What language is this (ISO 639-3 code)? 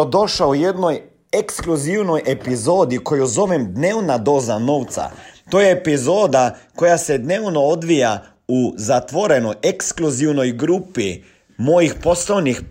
hrv